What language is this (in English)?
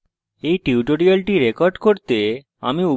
Bangla